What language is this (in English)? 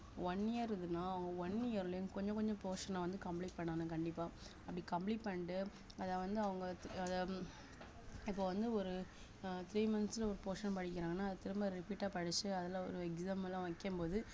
Tamil